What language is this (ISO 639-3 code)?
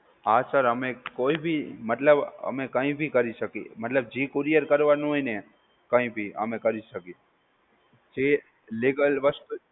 guj